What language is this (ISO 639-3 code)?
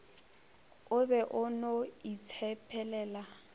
nso